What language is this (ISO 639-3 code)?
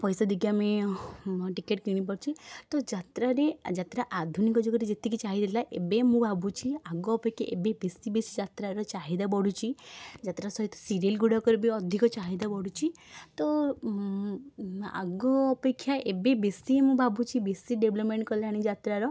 ori